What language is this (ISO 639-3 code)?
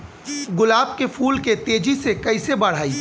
bho